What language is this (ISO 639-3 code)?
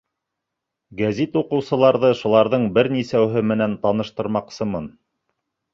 bak